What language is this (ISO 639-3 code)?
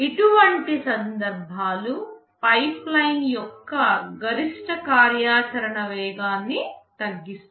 tel